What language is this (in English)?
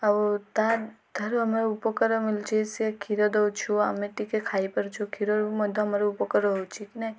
Odia